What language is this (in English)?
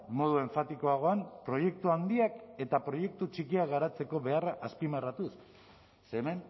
Basque